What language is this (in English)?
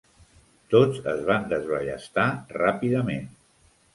Catalan